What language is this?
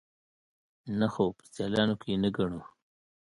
Pashto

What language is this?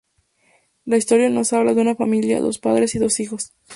Spanish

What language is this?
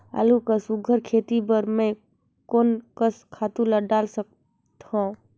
Chhattisgarhi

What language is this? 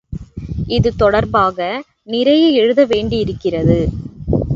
Tamil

